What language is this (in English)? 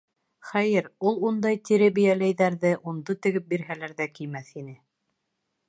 Bashkir